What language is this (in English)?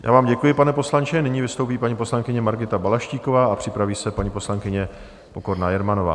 Czech